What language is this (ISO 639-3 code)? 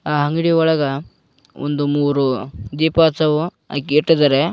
kan